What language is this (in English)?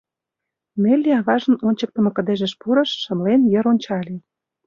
Mari